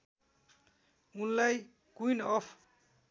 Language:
Nepali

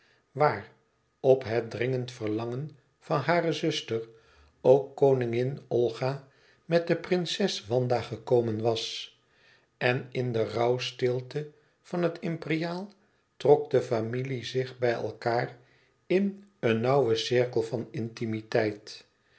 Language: Dutch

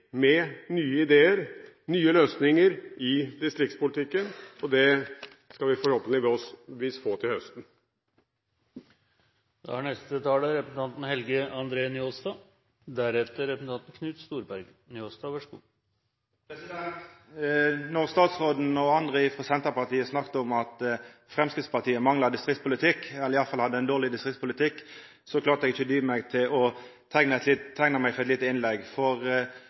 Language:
Norwegian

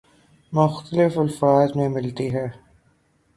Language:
Urdu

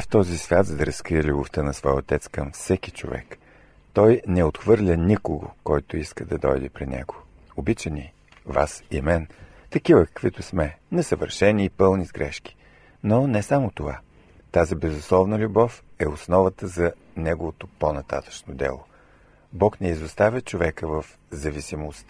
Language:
Bulgarian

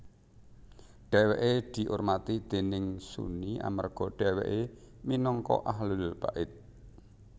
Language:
Javanese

